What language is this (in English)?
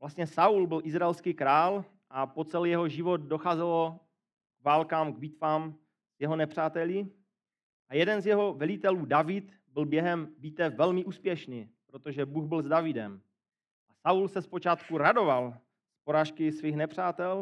Czech